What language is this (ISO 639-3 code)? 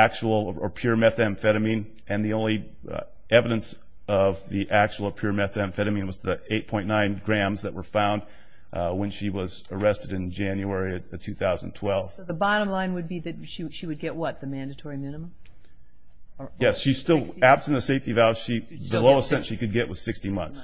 eng